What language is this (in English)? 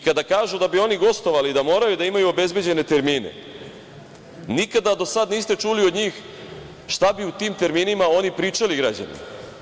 Serbian